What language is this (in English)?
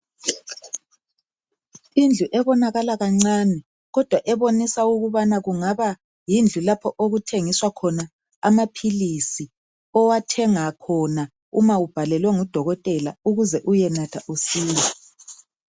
North Ndebele